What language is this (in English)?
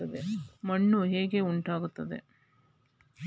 Kannada